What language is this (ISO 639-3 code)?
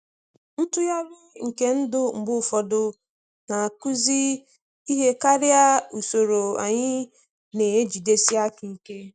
ibo